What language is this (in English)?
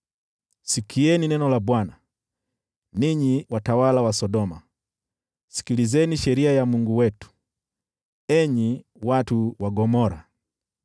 Swahili